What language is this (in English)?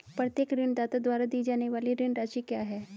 Hindi